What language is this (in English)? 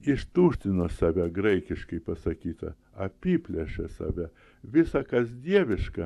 Lithuanian